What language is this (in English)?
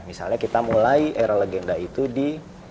Indonesian